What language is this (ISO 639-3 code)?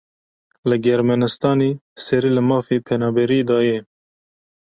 kur